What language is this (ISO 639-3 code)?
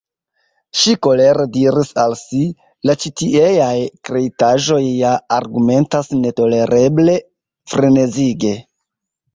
epo